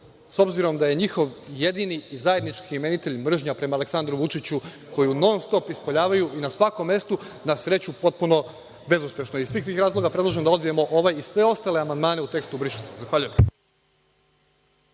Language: Serbian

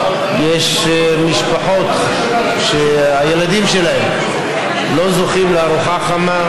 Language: Hebrew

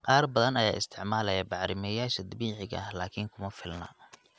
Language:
Somali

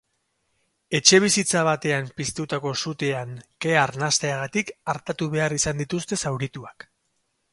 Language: Basque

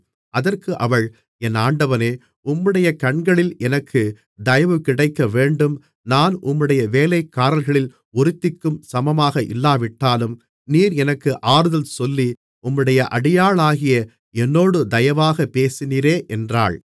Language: Tamil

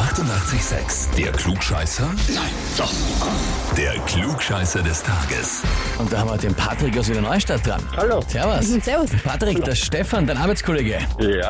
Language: German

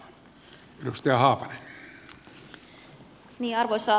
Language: Finnish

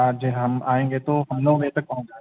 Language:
Urdu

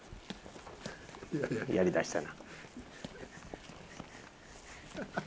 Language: Japanese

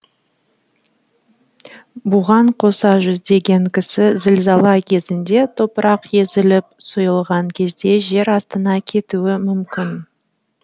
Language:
Kazakh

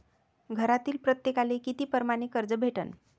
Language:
Marathi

